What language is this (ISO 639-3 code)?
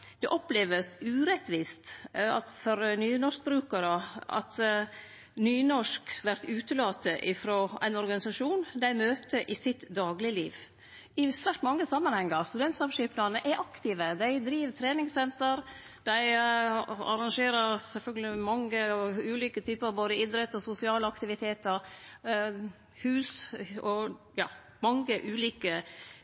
nno